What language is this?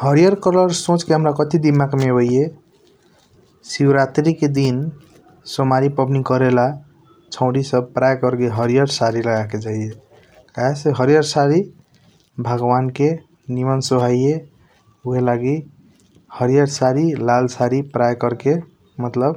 Kochila Tharu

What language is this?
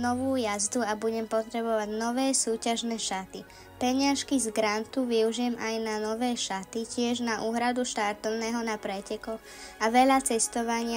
Slovak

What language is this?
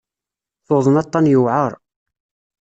Kabyle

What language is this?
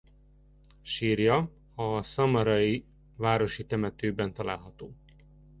Hungarian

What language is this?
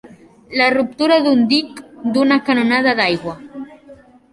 Catalan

